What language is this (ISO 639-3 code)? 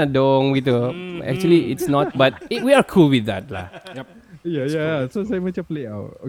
msa